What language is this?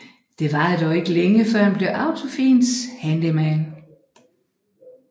Danish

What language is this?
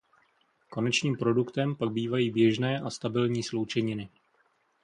Czech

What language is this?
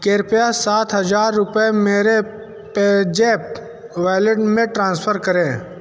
Hindi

